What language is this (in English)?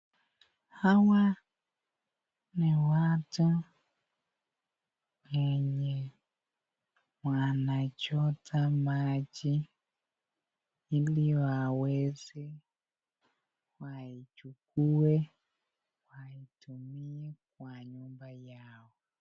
Swahili